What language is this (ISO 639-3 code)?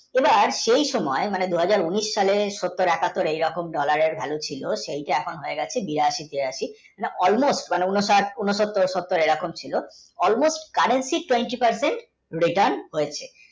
ben